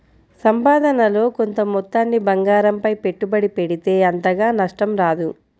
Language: Telugu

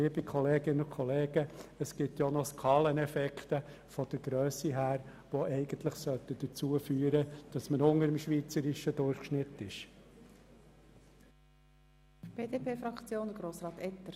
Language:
Swiss German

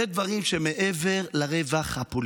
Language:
Hebrew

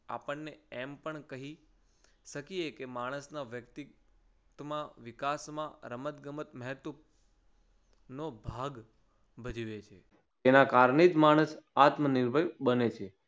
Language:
Gujarati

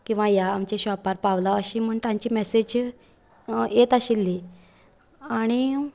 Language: Konkani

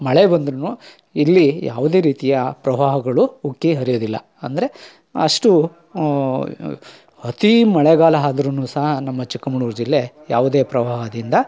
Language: Kannada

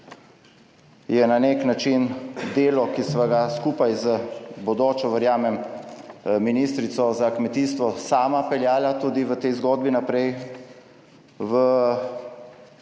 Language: Slovenian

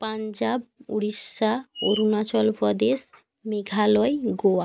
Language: Bangla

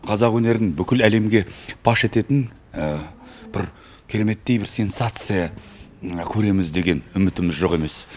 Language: Kazakh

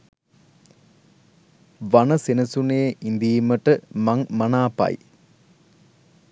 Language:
Sinhala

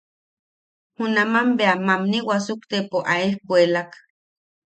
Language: Yaqui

